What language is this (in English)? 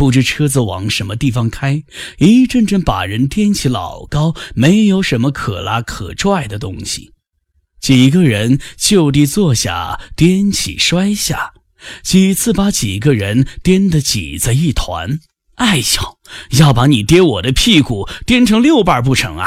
Chinese